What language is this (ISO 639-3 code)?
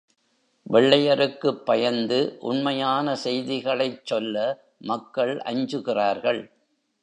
tam